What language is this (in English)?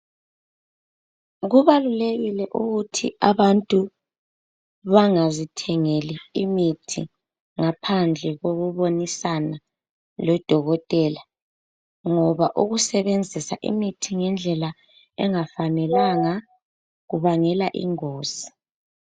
North Ndebele